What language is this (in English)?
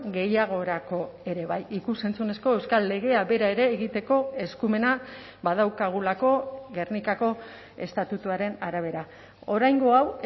Basque